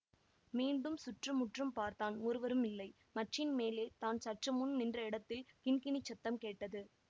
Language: Tamil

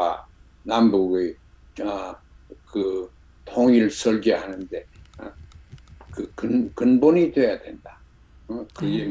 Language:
Korean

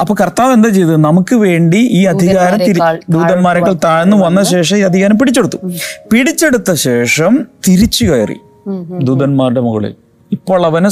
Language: Malayalam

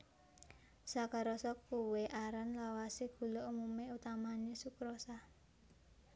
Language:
Javanese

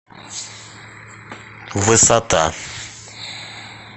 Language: Russian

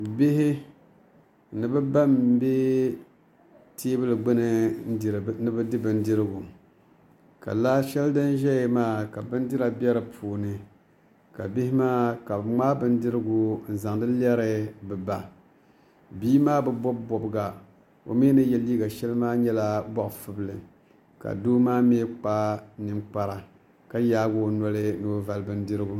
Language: Dagbani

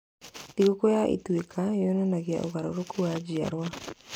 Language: Kikuyu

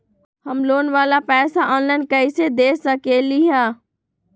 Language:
Magahi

